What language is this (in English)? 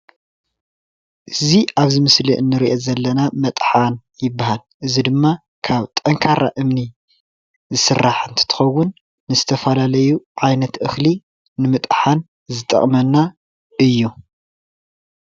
Tigrinya